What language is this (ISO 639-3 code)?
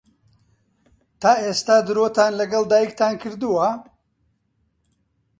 ckb